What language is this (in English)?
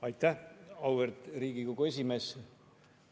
Estonian